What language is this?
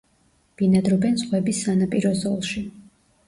Georgian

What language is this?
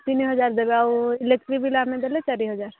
Odia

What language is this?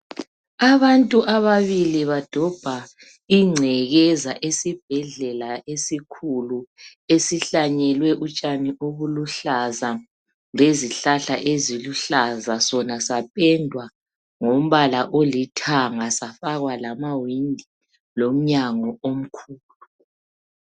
North Ndebele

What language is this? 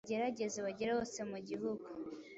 Kinyarwanda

